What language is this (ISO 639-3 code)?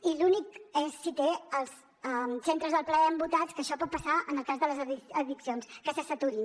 cat